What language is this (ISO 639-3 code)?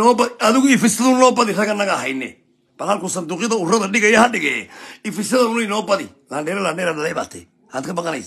ara